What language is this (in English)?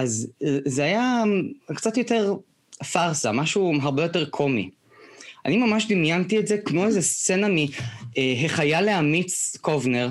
Hebrew